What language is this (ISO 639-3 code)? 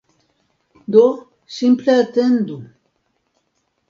epo